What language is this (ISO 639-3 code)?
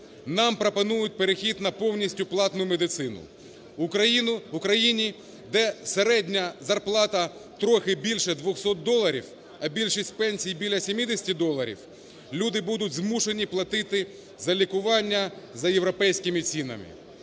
ukr